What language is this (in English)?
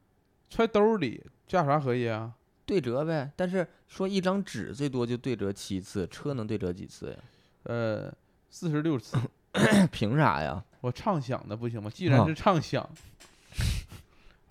Chinese